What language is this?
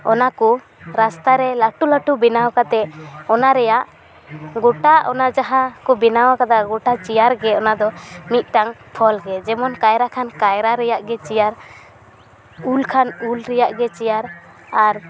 Santali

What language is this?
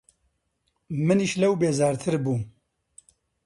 Central Kurdish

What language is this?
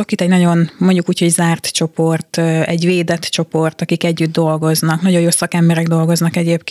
Hungarian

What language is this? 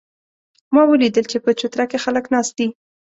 Pashto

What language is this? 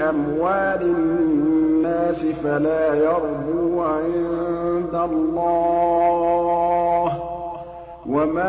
Arabic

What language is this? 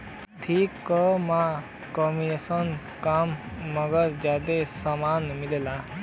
Bhojpuri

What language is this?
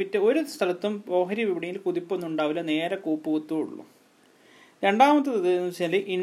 Malayalam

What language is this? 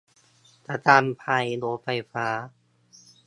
Thai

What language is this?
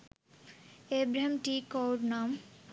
Sinhala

